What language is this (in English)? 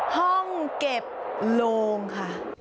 Thai